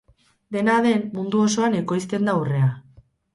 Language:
Basque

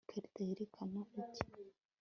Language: Kinyarwanda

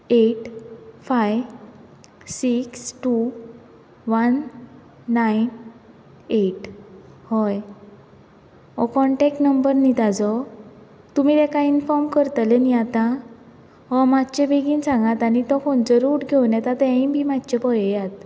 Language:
Konkani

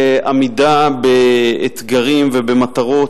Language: Hebrew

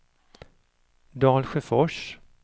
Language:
Swedish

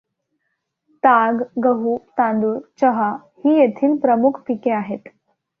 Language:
Marathi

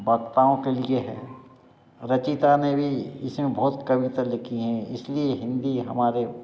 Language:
Hindi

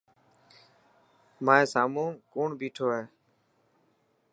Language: Dhatki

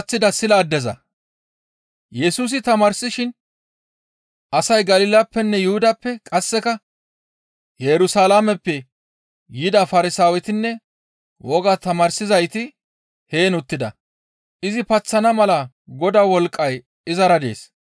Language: Gamo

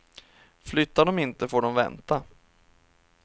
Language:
Swedish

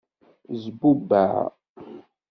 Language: Kabyle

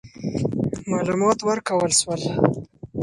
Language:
Pashto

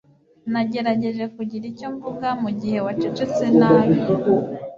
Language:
Kinyarwanda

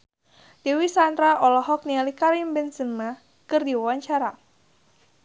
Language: Sundanese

